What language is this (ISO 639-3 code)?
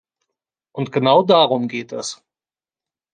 deu